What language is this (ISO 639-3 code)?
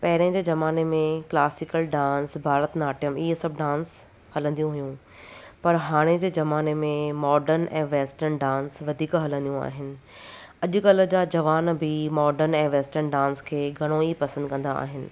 snd